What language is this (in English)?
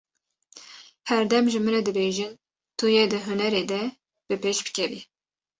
Kurdish